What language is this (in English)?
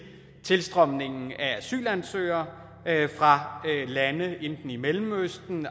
Danish